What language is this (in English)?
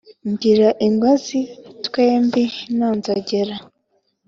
Kinyarwanda